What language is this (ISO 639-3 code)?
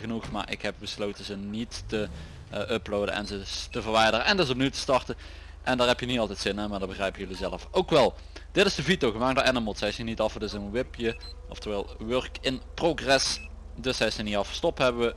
nld